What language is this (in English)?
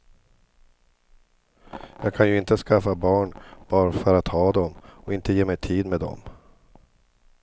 Swedish